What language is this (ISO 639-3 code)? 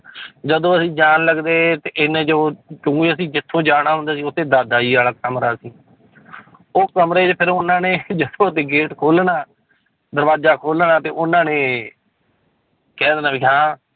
pan